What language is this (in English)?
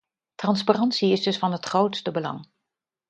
Dutch